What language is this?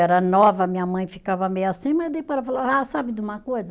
Portuguese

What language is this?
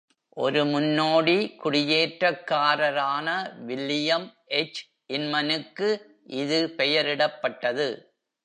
Tamil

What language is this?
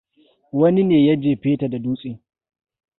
Hausa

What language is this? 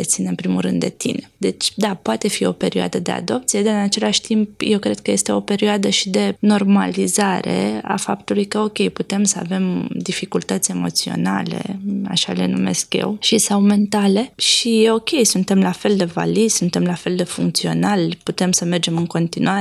Romanian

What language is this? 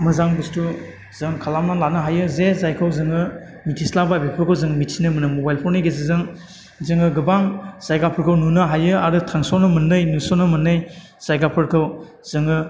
Bodo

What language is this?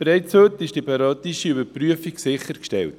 Swiss German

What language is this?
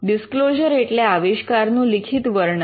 Gujarati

